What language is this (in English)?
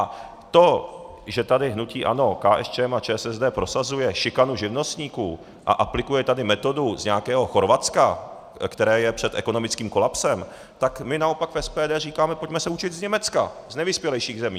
Czech